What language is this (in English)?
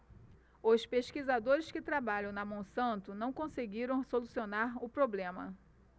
Portuguese